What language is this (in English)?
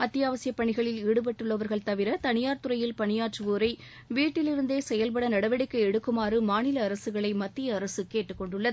Tamil